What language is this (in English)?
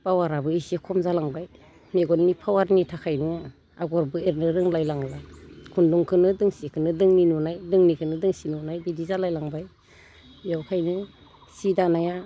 Bodo